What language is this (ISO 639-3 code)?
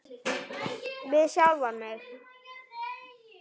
isl